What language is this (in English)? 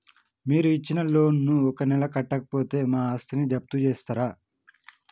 Telugu